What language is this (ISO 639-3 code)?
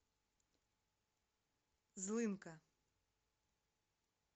rus